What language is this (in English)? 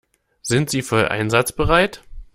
German